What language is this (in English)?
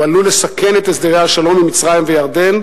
Hebrew